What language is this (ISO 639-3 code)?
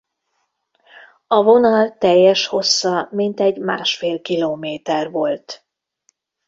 hun